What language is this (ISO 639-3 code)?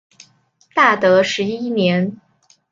zho